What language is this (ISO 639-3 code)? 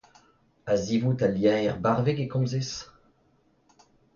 bre